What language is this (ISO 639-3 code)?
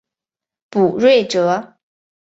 zho